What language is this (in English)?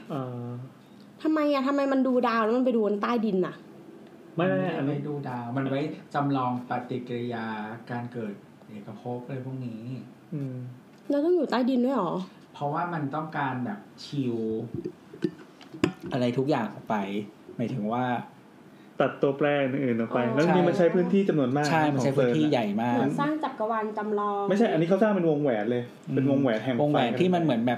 Thai